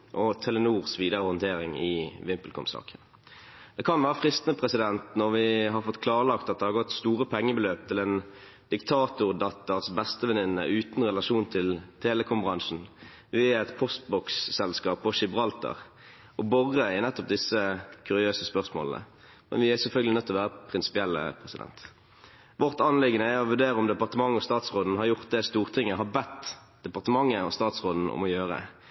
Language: Norwegian Bokmål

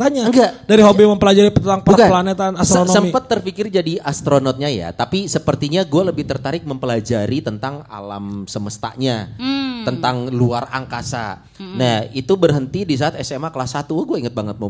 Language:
Indonesian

